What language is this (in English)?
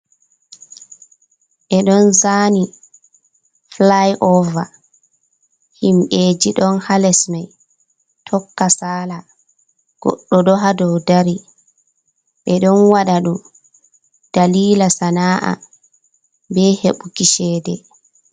Fula